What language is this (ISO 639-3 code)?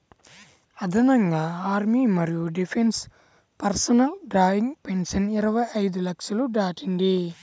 tel